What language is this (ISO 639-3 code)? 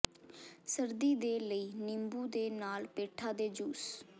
pan